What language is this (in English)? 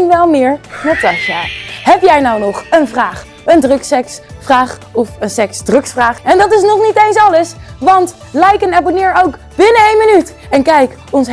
Dutch